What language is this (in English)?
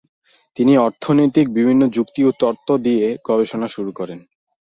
Bangla